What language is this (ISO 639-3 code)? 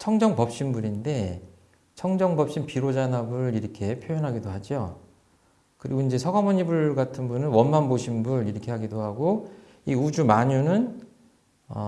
kor